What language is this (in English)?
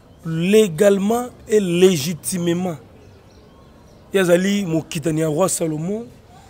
French